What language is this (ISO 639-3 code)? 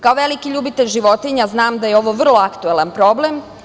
srp